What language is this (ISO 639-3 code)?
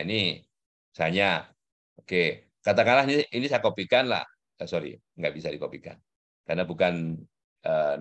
ind